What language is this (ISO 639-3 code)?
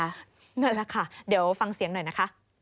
tha